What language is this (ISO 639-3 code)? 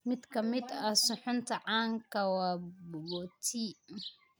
som